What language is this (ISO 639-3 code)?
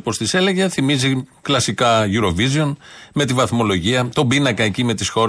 ell